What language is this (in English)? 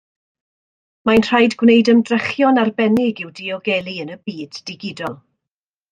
Welsh